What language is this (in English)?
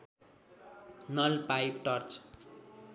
Nepali